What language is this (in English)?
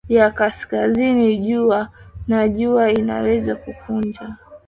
Swahili